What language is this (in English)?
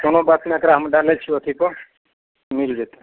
Maithili